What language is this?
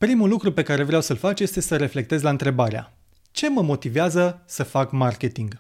Romanian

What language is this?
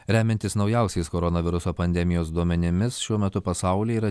Lithuanian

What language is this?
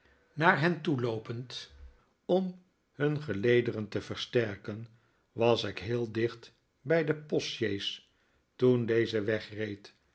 Dutch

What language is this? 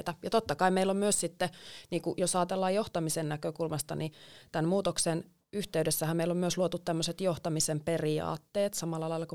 Finnish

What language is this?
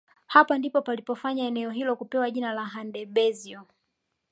Swahili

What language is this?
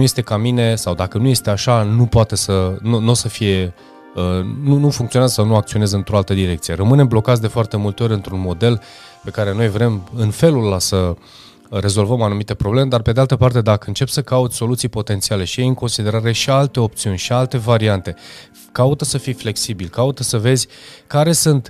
Romanian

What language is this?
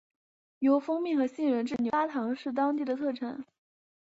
Chinese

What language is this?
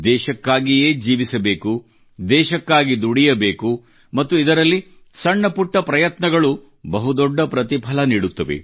Kannada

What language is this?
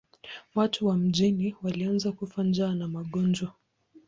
Swahili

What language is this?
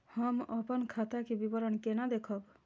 Maithili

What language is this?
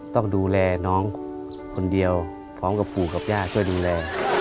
Thai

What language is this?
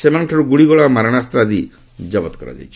Odia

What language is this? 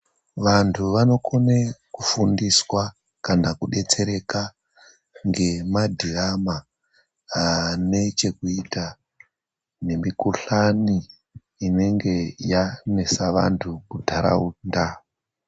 Ndau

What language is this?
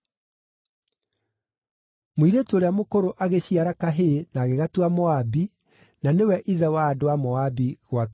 Kikuyu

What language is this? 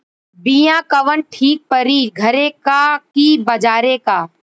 Bhojpuri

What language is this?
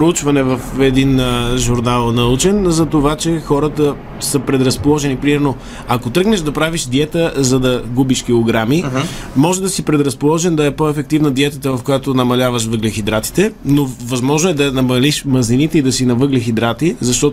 Bulgarian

